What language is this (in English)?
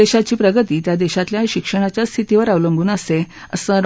Marathi